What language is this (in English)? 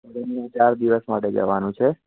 Gujarati